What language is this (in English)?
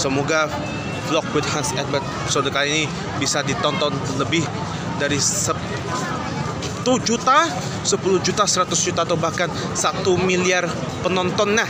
Indonesian